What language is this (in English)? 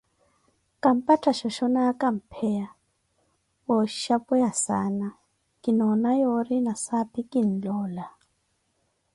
Koti